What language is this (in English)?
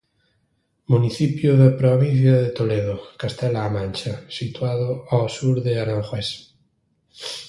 Galician